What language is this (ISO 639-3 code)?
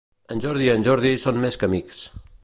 cat